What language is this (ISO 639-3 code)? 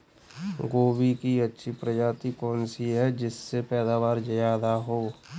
hin